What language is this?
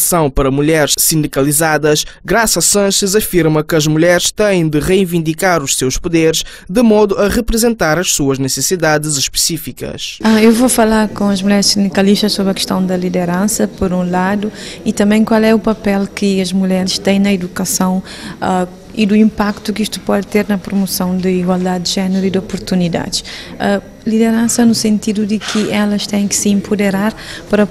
Portuguese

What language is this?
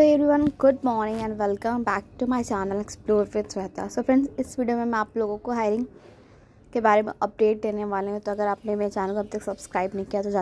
Hindi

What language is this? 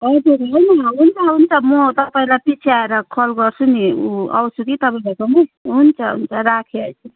Nepali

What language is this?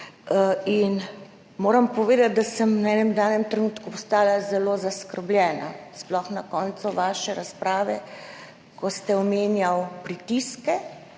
Slovenian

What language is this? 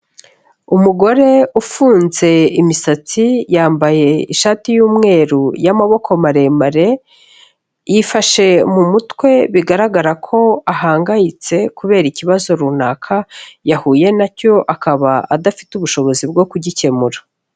Kinyarwanda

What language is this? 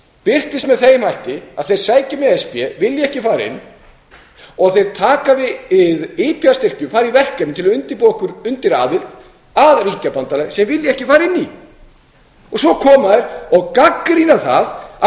Icelandic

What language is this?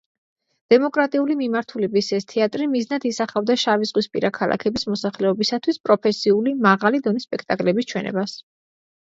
Georgian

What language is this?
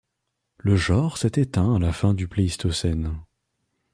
French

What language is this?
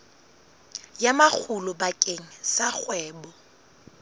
Southern Sotho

